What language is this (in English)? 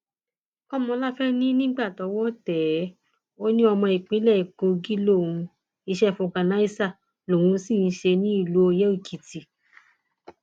Yoruba